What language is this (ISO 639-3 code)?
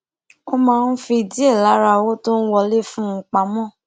yor